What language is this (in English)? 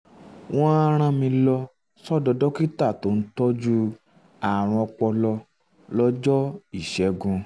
Yoruba